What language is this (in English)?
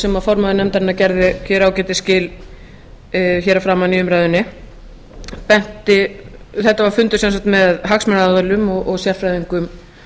Icelandic